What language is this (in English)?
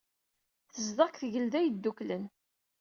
Kabyle